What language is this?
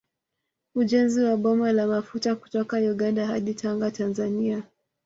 Swahili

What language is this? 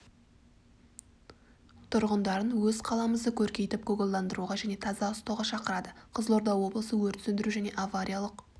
Kazakh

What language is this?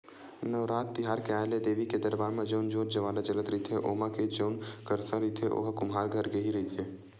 Chhattisgarhi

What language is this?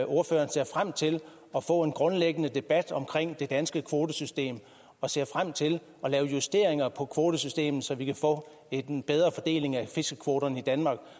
Danish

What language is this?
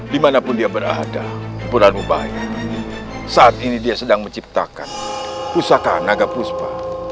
Indonesian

